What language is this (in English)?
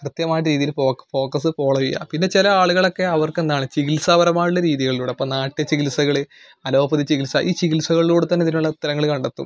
Malayalam